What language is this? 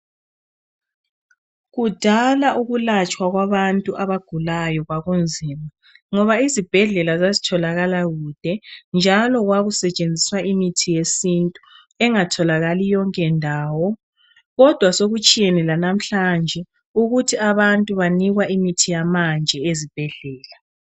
North Ndebele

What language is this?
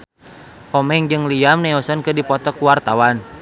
Sundanese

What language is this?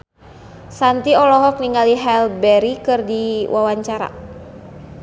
Sundanese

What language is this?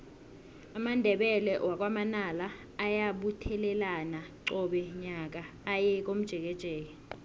South Ndebele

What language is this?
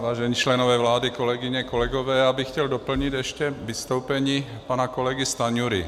Czech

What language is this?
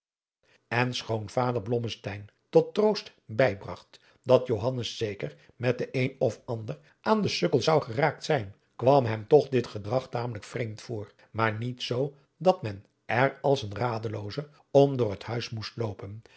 Dutch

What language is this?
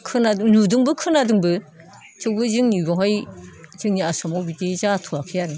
Bodo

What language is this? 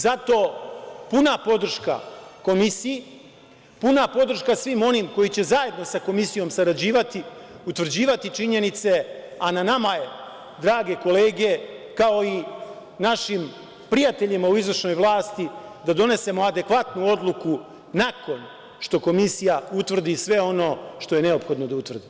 Serbian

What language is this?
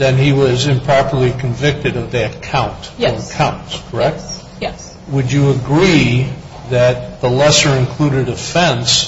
English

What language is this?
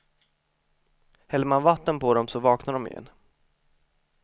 Swedish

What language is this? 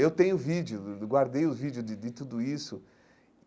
Portuguese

